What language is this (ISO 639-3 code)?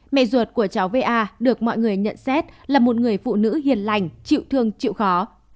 vie